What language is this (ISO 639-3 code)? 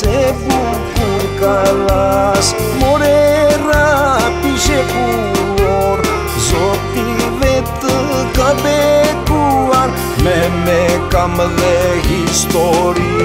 ron